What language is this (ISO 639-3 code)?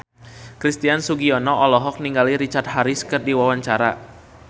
sun